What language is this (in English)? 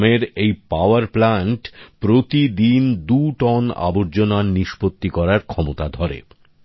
Bangla